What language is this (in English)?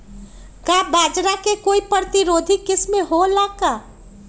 Magahi